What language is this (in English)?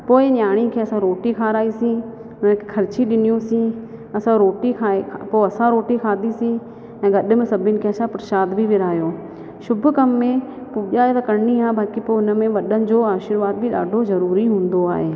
Sindhi